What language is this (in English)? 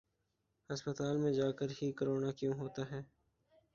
Urdu